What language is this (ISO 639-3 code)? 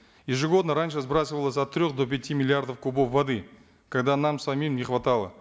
kaz